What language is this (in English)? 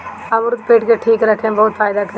Bhojpuri